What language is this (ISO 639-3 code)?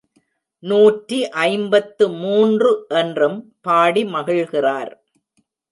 tam